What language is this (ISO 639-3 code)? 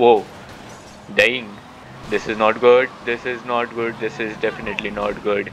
eng